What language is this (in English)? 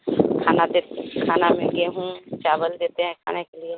Hindi